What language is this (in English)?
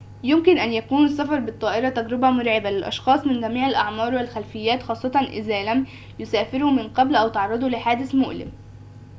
Arabic